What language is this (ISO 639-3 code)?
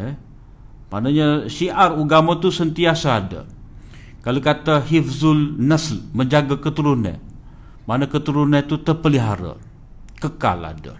msa